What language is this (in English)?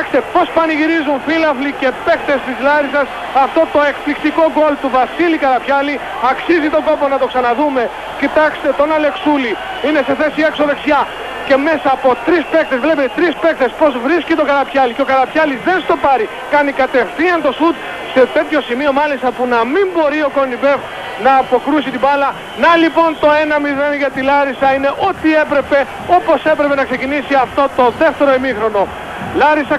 Greek